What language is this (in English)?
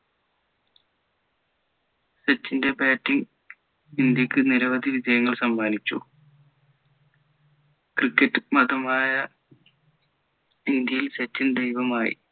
Malayalam